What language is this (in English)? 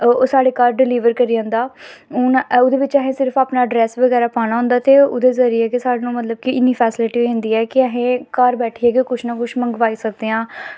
Dogri